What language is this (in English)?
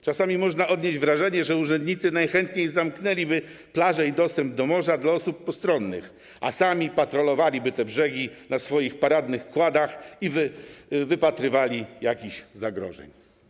Polish